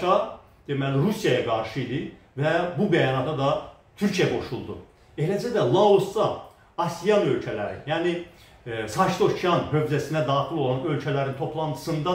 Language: Turkish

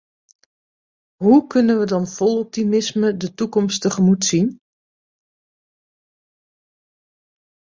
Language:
Dutch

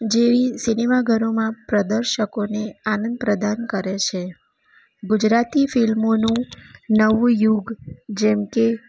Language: Gujarati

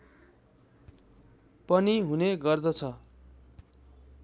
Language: Nepali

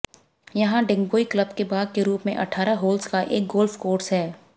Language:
Hindi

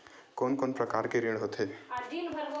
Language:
Chhattisgarhi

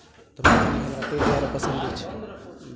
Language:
Maithili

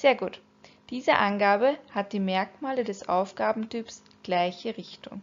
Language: German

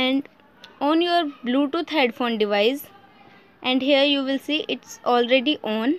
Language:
English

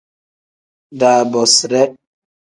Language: Tem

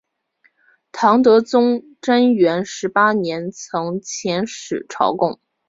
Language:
Chinese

